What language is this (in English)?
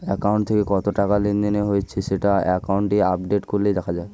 Bangla